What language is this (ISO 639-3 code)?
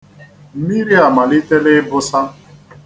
ibo